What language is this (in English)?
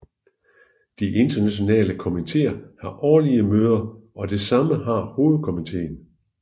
Danish